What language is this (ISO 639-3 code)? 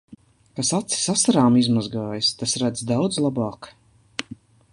lav